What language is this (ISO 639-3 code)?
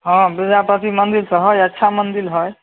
mai